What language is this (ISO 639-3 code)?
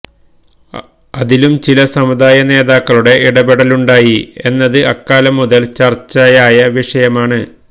mal